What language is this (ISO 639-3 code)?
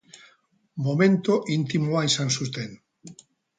eus